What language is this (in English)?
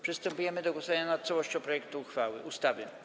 Polish